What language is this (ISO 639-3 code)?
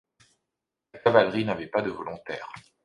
fra